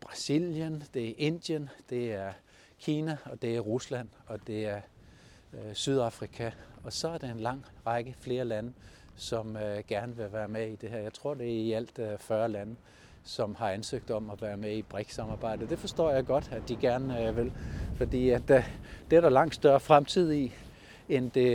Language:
Danish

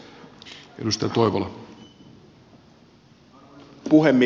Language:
Finnish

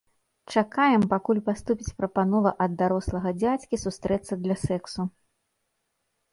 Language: Belarusian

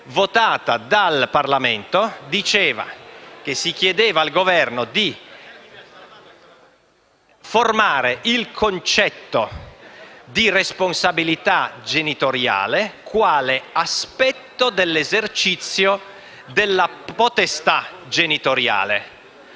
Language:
Italian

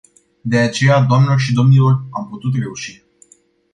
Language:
Romanian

